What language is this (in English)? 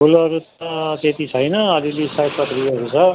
Nepali